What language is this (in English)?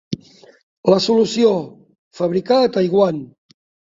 Catalan